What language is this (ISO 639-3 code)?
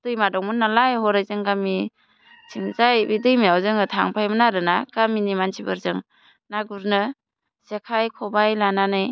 brx